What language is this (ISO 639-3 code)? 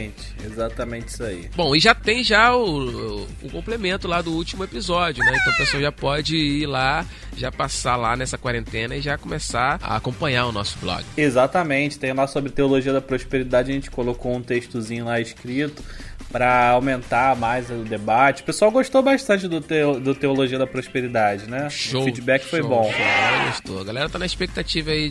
por